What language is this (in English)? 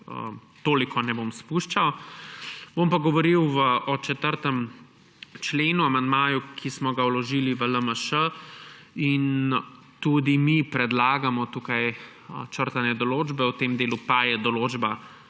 Slovenian